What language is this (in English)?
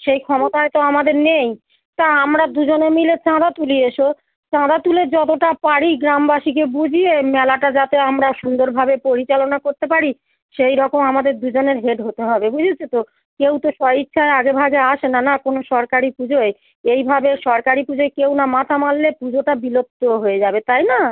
Bangla